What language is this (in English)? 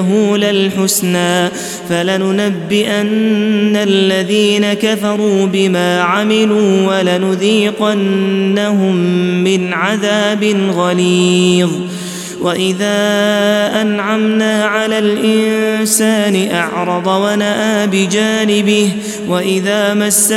Arabic